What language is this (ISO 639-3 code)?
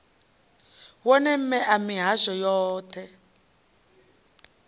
ven